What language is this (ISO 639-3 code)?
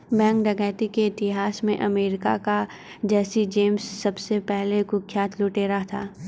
hin